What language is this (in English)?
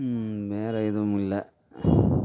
Tamil